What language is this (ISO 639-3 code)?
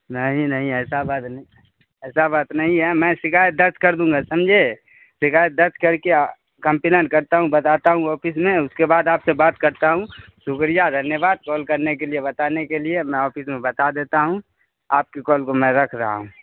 urd